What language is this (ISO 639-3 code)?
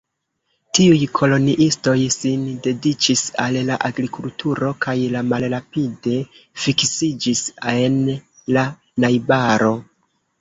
epo